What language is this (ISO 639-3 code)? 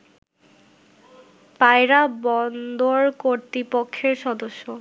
ben